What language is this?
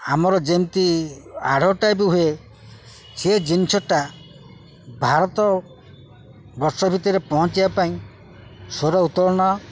Odia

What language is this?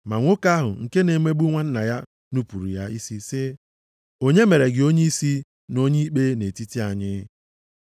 Igbo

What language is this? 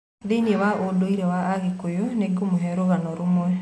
Kikuyu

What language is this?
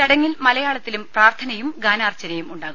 Malayalam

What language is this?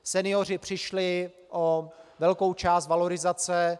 Czech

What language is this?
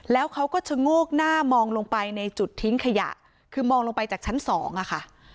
Thai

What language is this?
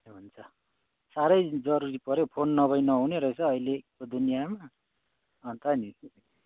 Nepali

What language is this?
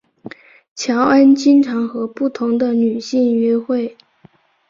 Chinese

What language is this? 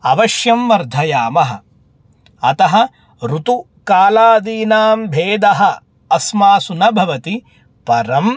Sanskrit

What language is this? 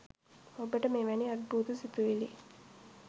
Sinhala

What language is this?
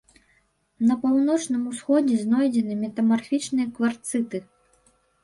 Belarusian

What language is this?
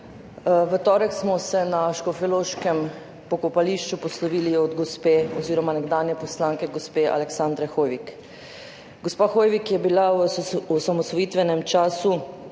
Slovenian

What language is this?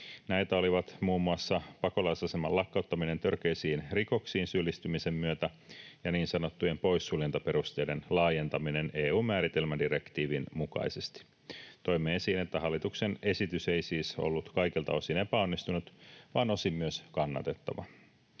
Finnish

